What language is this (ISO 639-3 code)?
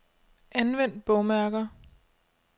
dan